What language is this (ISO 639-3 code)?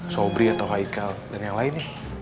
ind